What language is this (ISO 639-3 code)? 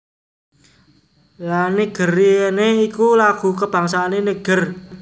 jav